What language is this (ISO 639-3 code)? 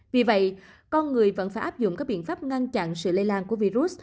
vie